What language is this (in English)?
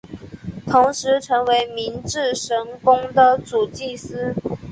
Chinese